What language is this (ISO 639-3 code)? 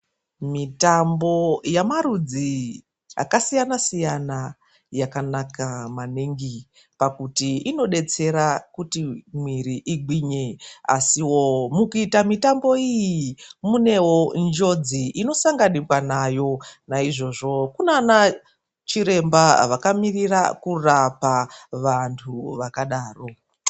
ndc